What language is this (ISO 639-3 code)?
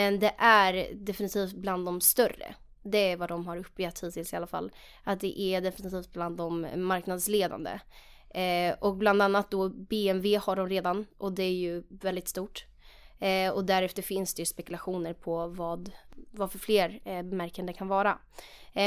swe